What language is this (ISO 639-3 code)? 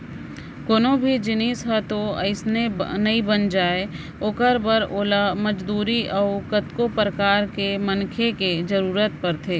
hne